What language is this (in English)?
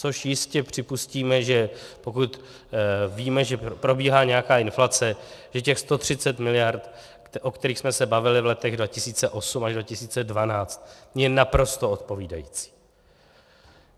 Czech